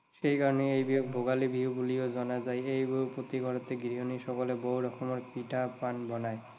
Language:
Assamese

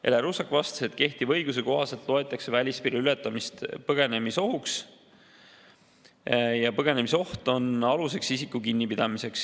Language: Estonian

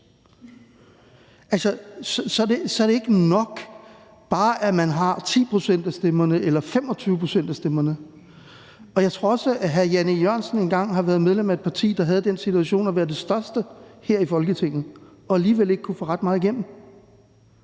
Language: Danish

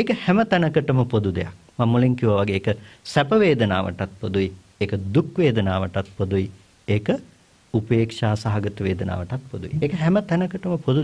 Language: Indonesian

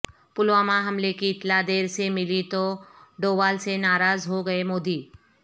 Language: Urdu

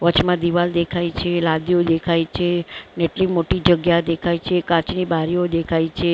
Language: Gujarati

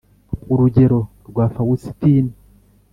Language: Kinyarwanda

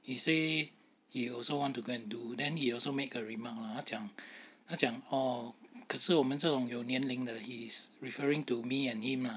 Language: English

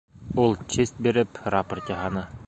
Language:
Bashkir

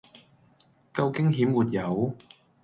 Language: Cantonese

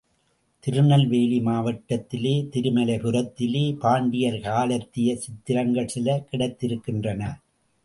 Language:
Tamil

